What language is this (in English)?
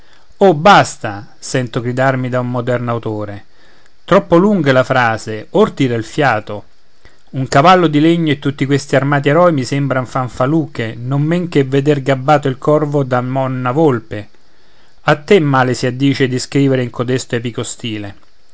Italian